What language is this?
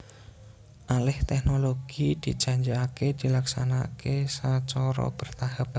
Javanese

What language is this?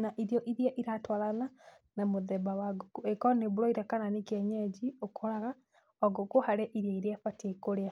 Kikuyu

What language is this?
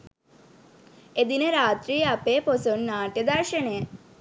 Sinhala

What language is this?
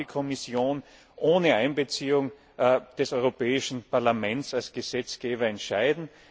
German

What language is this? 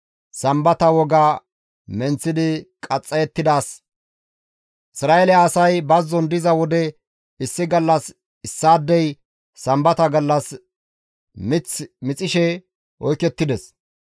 Gamo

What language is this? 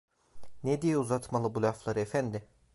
Turkish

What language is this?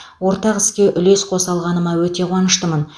Kazakh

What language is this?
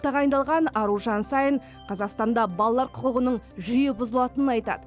Kazakh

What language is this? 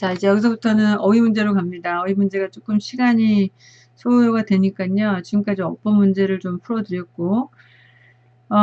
Korean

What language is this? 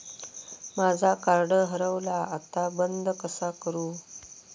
Marathi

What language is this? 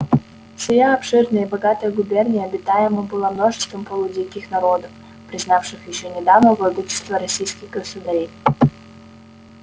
Russian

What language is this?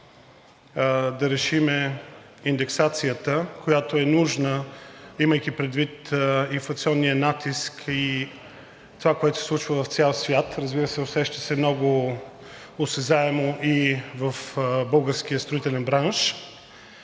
Bulgarian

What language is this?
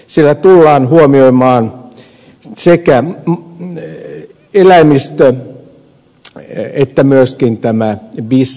Finnish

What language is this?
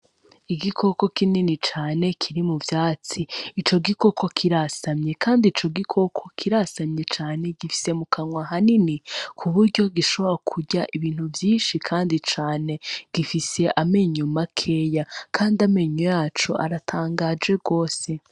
Rundi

